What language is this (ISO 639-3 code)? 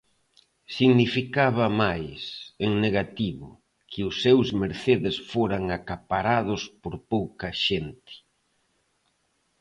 glg